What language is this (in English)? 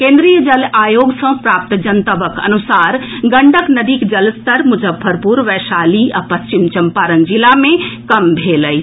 Maithili